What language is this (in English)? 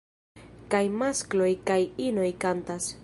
Esperanto